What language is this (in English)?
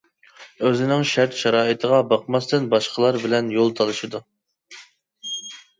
Uyghur